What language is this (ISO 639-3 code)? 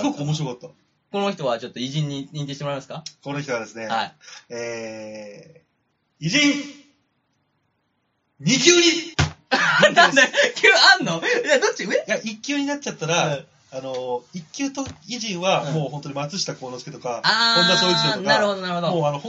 jpn